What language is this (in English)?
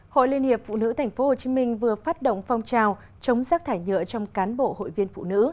Vietnamese